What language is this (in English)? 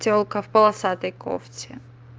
Russian